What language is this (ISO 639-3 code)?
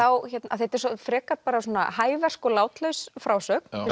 isl